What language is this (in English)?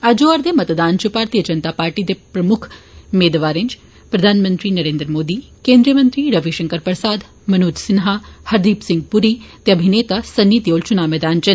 Dogri